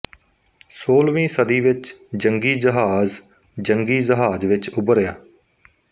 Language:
Punjabi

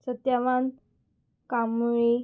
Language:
Konkani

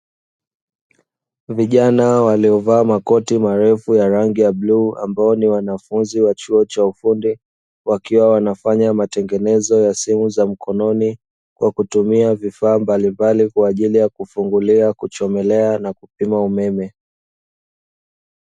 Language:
Swahili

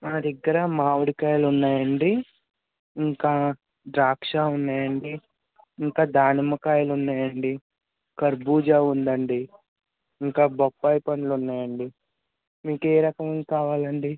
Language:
Telugu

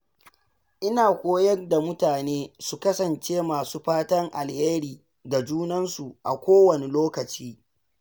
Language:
Hausa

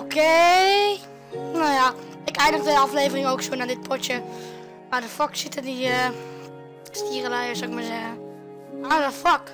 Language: Dutch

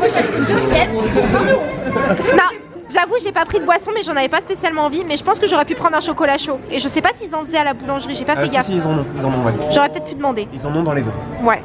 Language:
French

